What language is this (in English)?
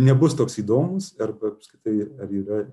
Lithuanian